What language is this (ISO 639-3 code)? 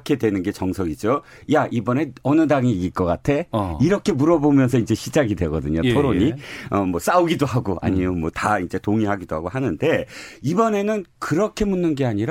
kor